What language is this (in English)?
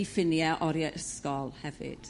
Welsh